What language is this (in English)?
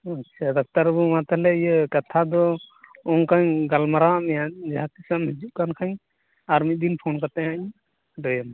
Santali